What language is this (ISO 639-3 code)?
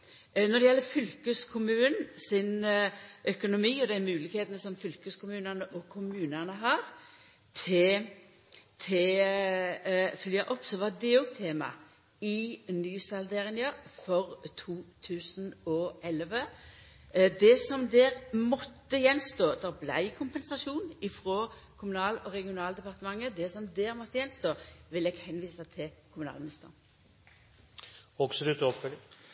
nno